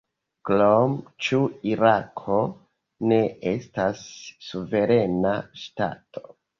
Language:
Esperanto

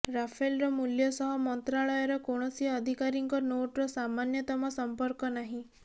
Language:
Odia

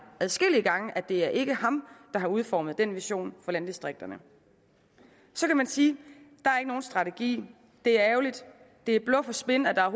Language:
Danish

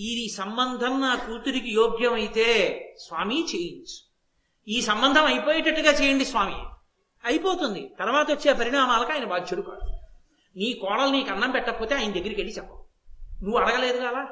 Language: Telugu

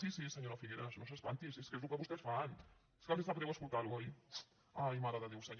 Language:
Catalan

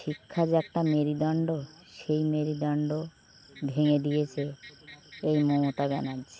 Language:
Bangla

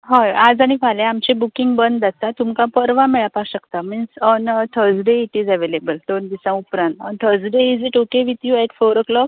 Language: Konkani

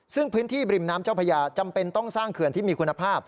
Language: Thai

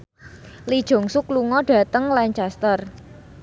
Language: Javanese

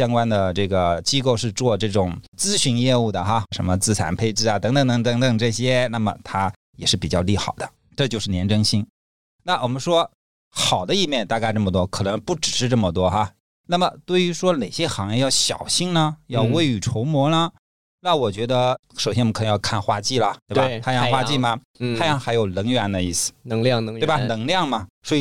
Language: Chinese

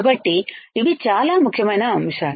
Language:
Telugu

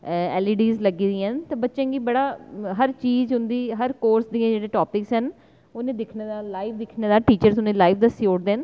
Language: Dogri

